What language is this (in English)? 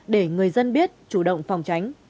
Vietnamese